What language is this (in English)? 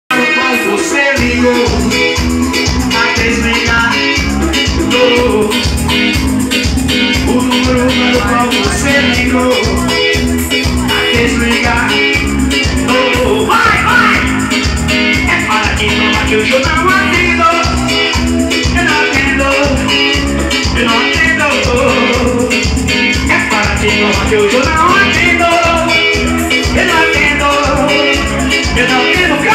Spanish